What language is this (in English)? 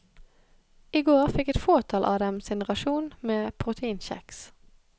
Norwegian